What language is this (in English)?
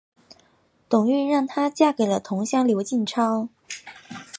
Chinese